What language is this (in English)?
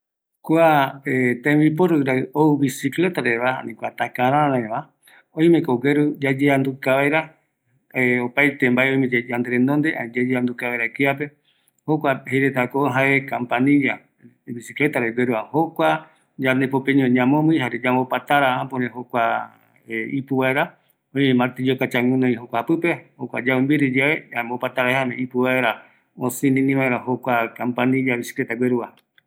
Eastern Bolivian Guaraní